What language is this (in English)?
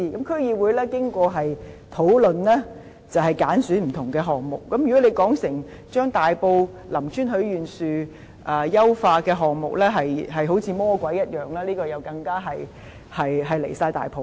Cantonese